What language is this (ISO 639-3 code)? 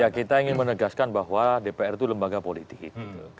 ind